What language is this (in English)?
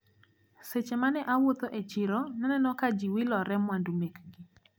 Luo (Kenya and Tanzania)